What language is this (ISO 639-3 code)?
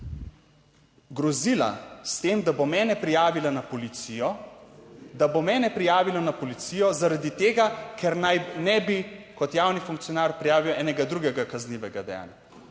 slv